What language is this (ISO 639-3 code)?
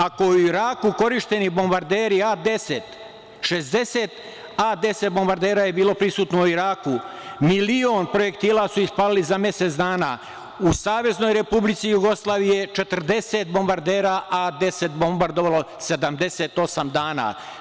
srp